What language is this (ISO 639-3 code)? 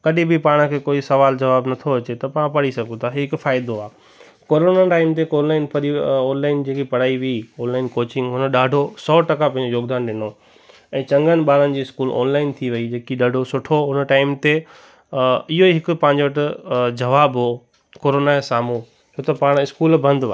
snd